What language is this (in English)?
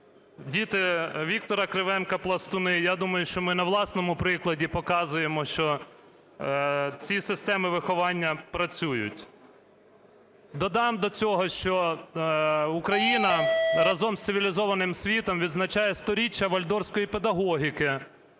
Ukrainian